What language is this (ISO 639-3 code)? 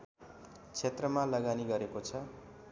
nep